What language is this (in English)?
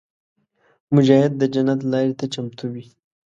Pashto